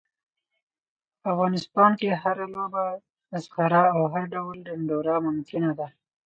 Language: Pashto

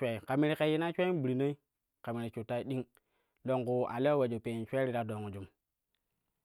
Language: Kushi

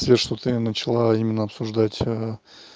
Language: Russian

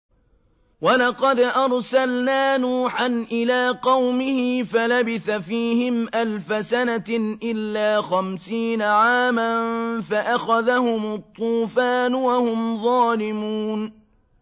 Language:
Arabic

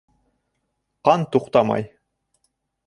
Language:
Bashkir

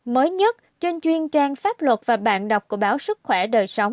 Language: Vietnamese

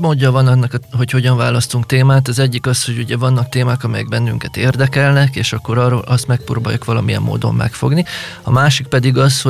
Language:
Hungarian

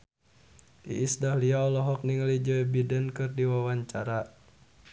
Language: Sundanese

